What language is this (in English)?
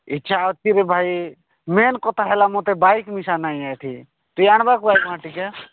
Odia